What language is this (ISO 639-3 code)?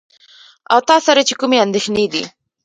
pus